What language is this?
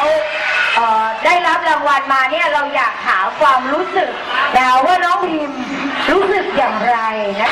Thai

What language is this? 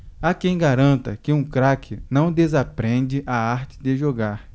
Portuguese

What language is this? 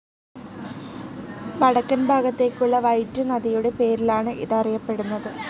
Malayalam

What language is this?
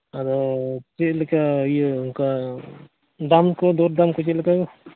Santali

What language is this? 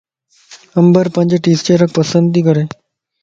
Lasi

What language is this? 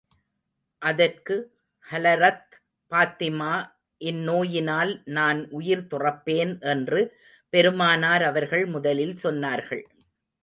Tamil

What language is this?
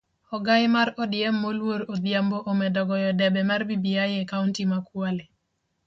Luo (Kenya and Tanzania)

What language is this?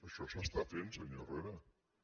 Catalan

